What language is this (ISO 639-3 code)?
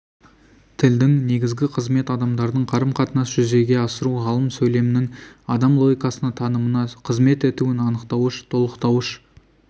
kaz